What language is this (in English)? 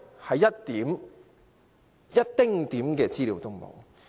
Cantonese